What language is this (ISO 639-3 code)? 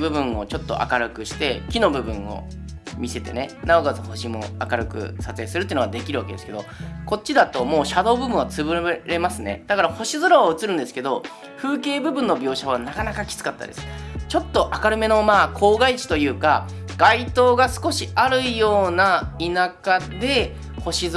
jpn